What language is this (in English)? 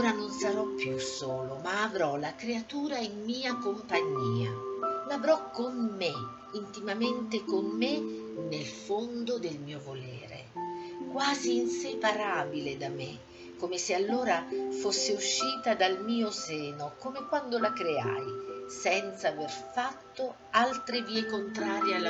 Italian